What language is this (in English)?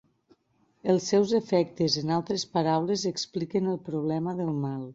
Catalan